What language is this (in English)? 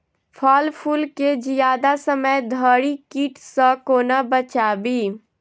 Maithili